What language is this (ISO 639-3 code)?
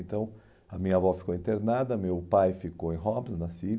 por